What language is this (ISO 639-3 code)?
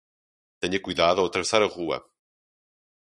por